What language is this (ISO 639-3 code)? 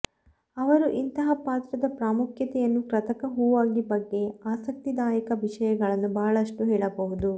kan